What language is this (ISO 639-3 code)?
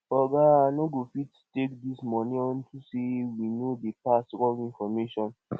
pcm